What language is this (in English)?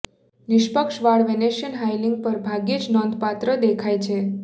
Gujarati